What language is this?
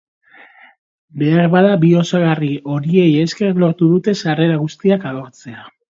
Basque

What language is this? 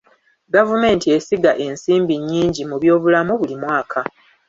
Ganda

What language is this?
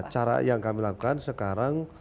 Indonesian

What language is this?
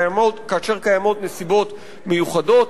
Hebrew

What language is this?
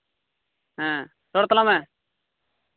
Santali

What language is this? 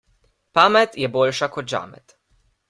Slovenian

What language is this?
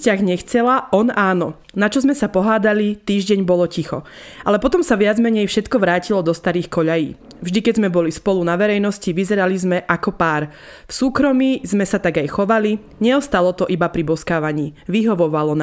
Slovak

